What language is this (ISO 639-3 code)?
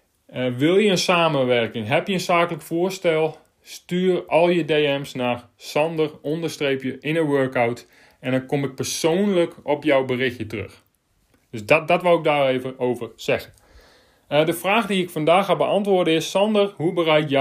nld